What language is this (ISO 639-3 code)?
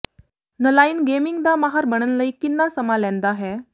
pan